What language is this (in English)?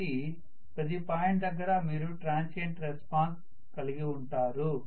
Telugu